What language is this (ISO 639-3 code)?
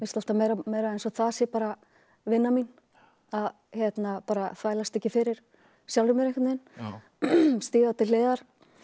isl